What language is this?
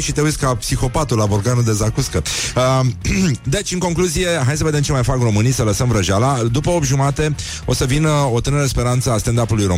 Romanian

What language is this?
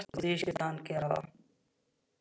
Icelandic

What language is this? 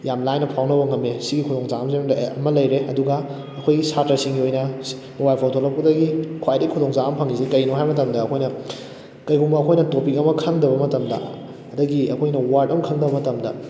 Manipuri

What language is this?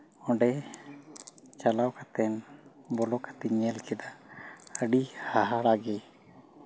Santali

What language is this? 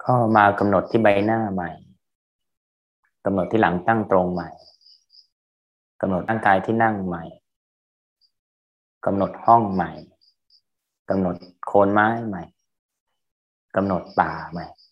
Thai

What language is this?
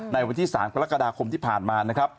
Thai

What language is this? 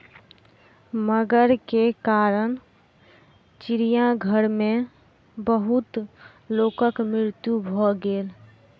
Maithili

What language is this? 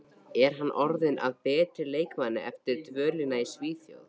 Icelandic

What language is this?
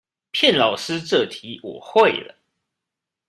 Chinese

